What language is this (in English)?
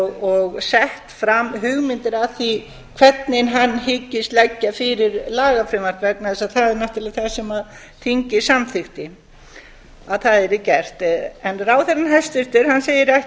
Icelandic